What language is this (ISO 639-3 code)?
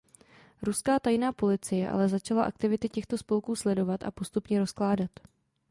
ces